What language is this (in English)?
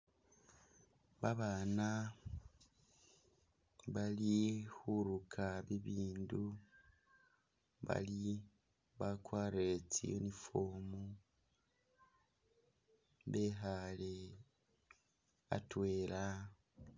Masaaba